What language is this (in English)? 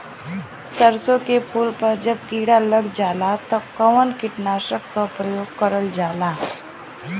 Bhojpuri